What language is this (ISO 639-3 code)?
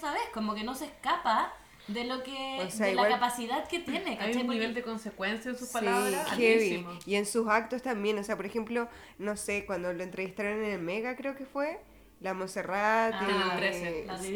spa